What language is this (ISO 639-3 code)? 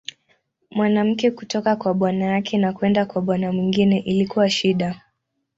swa